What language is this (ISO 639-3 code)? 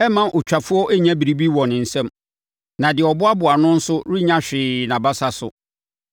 aka